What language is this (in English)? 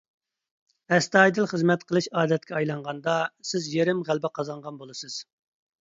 Uyghur